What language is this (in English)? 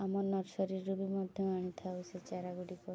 Odia